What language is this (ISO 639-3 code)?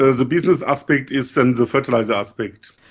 eng